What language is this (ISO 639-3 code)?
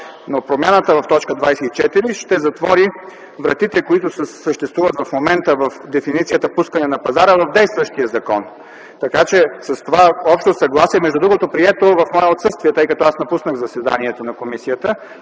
bul